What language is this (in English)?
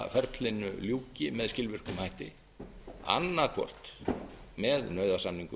Icelandic